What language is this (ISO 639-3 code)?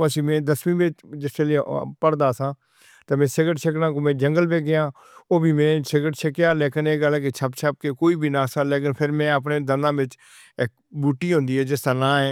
hno